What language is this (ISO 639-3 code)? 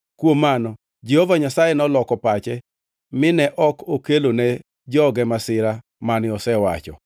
luo